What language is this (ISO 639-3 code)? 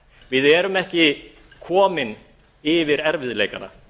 isl